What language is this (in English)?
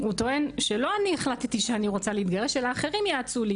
Hebrew